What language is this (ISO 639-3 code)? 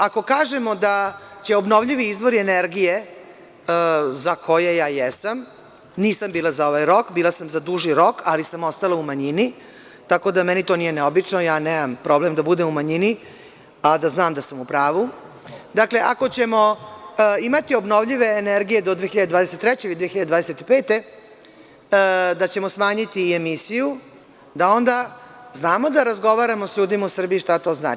srp